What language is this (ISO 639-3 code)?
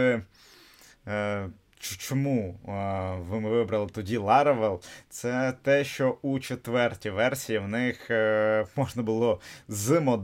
ukr